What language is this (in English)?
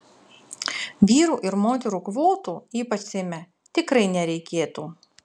Lithuanian